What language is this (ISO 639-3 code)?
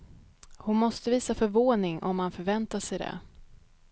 swe